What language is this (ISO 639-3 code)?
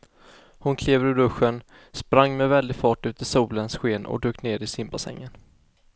swe